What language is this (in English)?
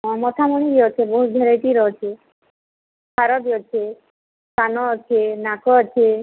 Odia